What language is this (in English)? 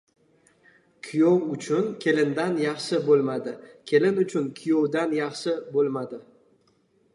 Uzbek